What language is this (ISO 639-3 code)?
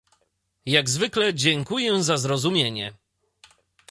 pol